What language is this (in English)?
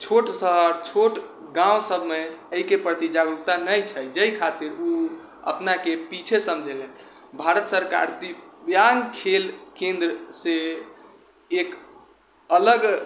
Maithili